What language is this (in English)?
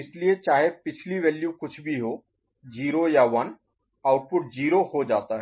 Hindi